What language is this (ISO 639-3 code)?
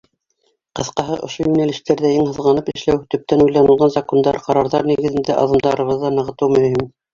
bak